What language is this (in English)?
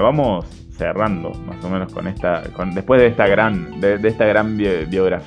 Spanish